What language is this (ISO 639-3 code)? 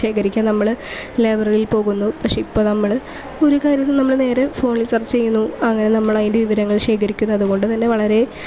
mal